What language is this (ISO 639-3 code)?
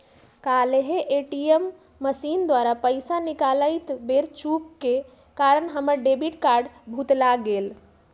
mag